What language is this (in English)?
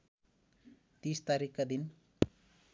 Nepali